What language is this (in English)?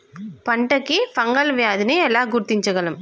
Telugu